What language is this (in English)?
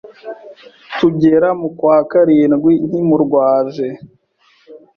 Kinyarwanda